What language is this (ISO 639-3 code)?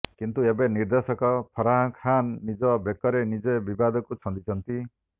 ori